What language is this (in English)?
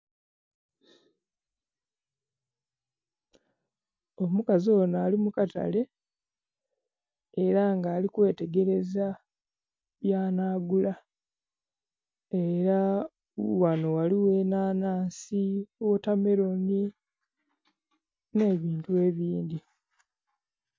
Soga